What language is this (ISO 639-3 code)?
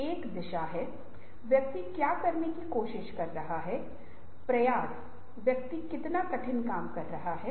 hin